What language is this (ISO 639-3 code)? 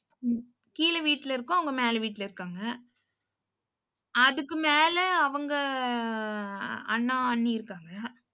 tam